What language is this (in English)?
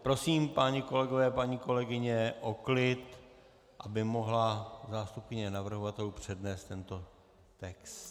Czech